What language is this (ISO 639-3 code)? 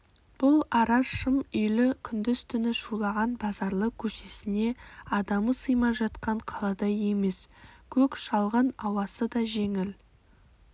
kaz